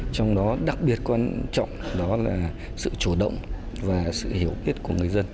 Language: Vietnamese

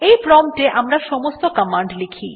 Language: Bangla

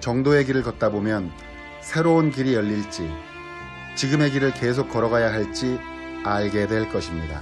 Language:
Korean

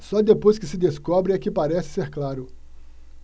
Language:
Portuguese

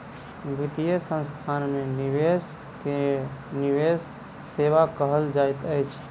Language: Maithili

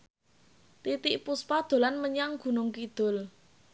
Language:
Javanese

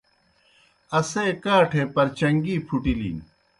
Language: Kohistani Shina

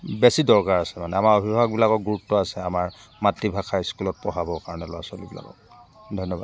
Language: Assamese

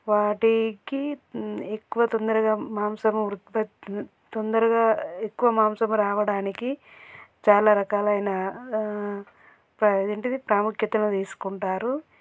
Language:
Telugu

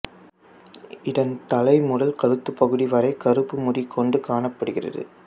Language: Tamil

